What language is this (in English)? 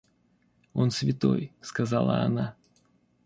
Russian